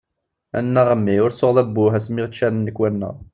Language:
Kabyle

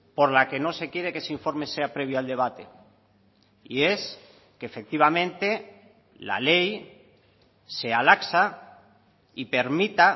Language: Spanish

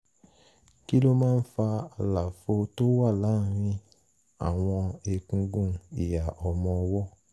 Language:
Yoruba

